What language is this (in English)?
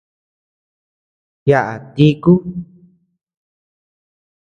Tepeuxila Cuicatec